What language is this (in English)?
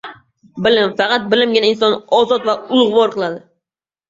Uzbek